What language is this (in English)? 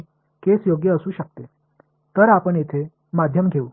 Tamil